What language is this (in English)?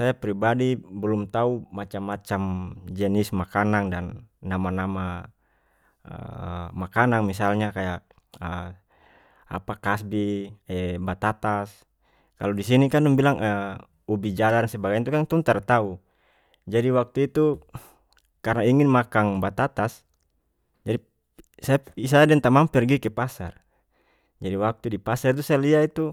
North Moluccan Malay